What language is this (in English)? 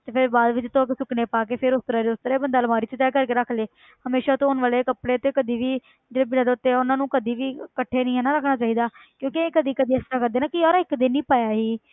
Punjabi